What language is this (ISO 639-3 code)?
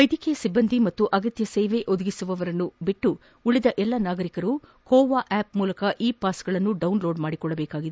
kan